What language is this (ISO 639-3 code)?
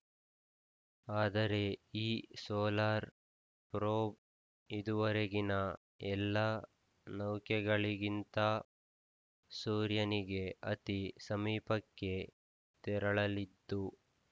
kan